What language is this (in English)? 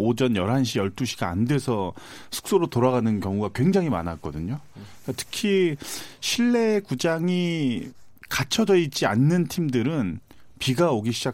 Korean